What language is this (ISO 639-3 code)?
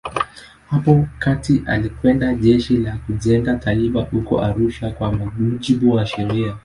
swa